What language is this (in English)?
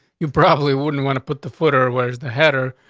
English